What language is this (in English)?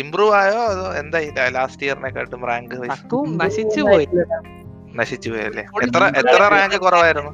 Malayalam